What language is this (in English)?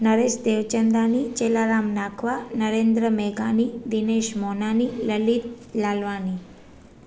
Sindhi